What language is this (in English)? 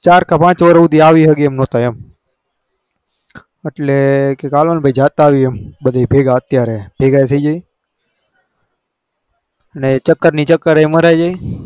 Gujarati